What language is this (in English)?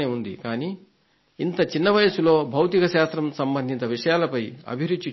Telugu